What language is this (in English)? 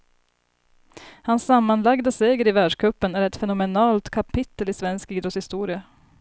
Swedish